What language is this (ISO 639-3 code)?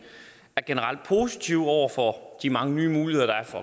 dan